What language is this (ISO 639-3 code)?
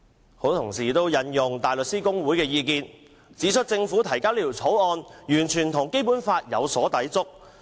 yue